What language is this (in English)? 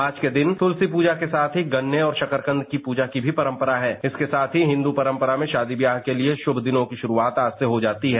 Hindi